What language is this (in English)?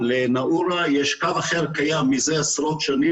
Hebrew